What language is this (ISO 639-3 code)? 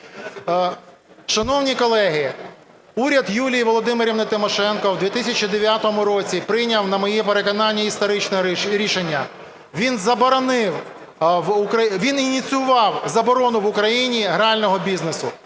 ukr